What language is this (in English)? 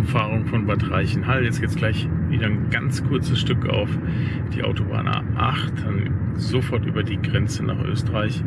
German